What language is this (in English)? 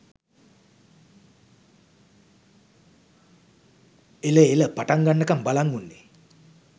Sinhala